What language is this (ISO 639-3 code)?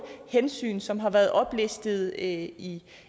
dan